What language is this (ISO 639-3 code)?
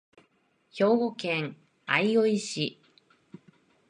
jpn